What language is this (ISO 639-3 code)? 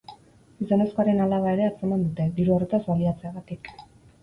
eus